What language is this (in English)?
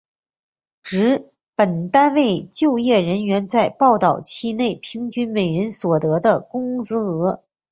Chinese